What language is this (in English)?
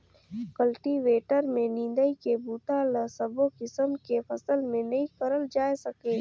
Chhattisgarhi